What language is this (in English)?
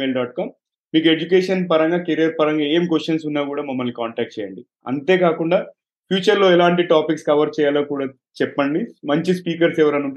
Telugu